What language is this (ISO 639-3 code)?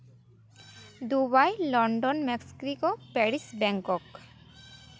sat